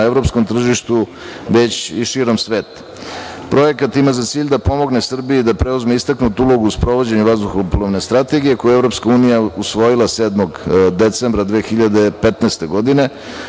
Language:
Serbian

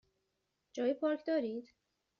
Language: Persian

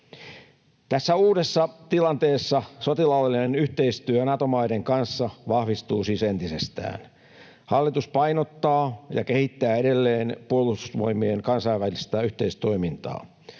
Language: Finnish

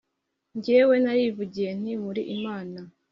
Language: Kinyarwanda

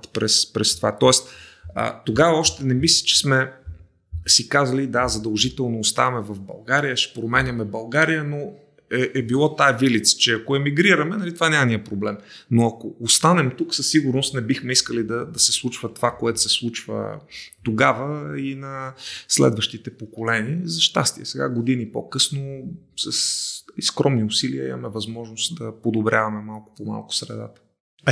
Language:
Bulgarian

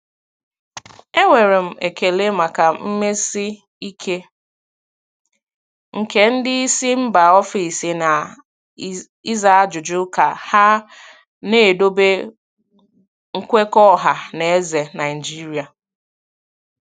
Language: Igbo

